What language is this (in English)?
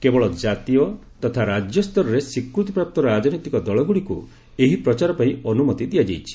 Odia